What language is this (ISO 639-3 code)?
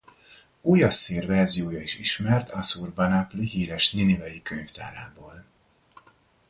hun